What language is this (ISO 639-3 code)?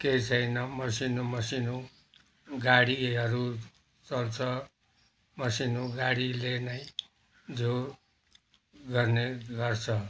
nep